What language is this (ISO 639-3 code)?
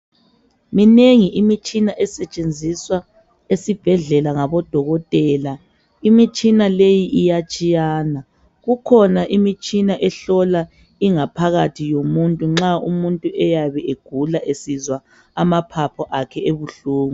nde